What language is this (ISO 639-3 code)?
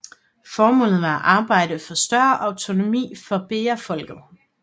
dan